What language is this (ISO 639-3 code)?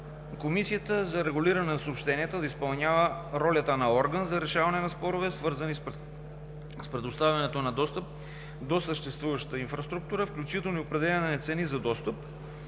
bul